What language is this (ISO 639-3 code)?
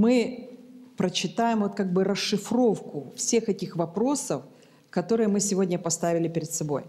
rus